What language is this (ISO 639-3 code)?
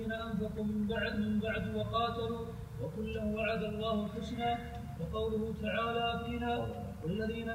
ara